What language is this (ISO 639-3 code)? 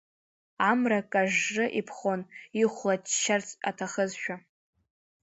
abk